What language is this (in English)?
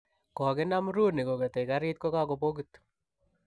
Kalenjin